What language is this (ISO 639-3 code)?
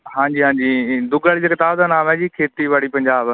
pan